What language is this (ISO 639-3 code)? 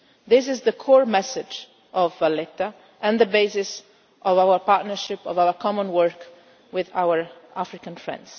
eng